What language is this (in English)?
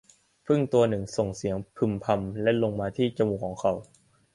Thai